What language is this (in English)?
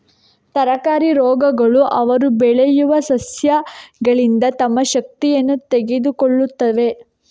Kannada